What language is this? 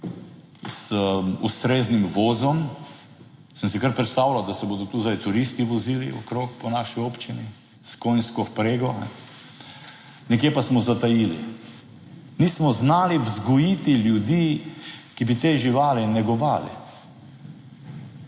Slovenian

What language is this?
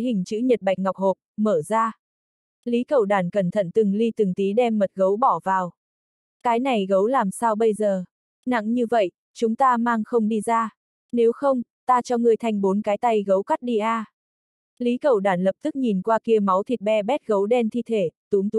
Vietnamese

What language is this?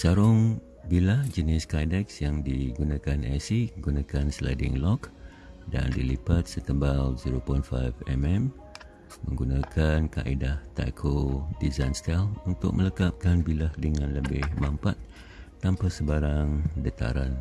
Malay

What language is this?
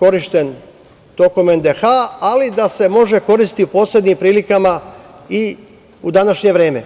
Serbian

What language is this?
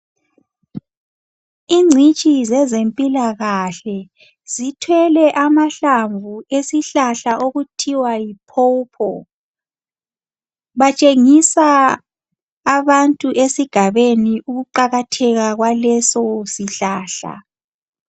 North Ndebele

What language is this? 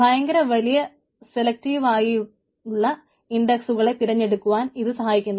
Malayalam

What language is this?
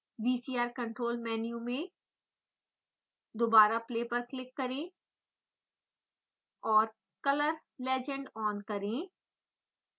Hindi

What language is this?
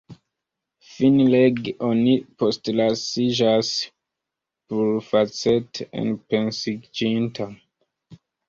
Esperanto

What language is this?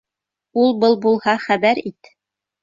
Bashkir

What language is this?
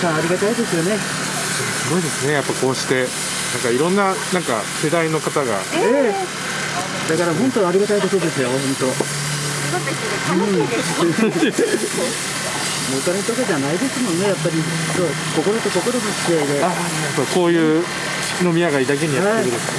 Japanese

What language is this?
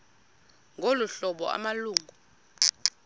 Xhosa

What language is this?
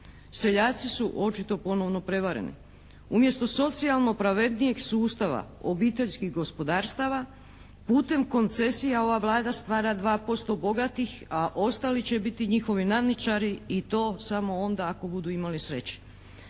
Croatian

